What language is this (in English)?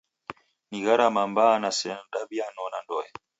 Taita